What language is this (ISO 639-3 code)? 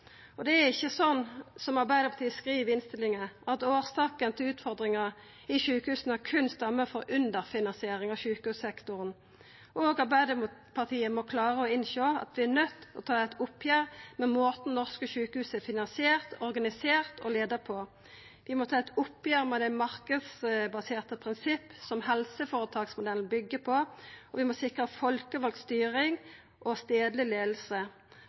nno